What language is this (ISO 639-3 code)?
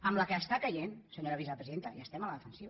cat